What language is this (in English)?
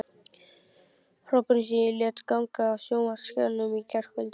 Icelandic